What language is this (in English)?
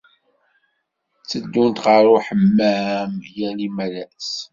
Kabyle